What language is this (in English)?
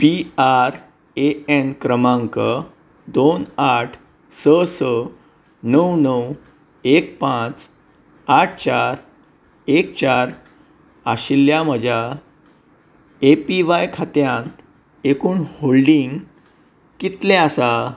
Konkani